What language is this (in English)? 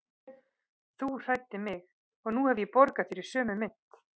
Icelandic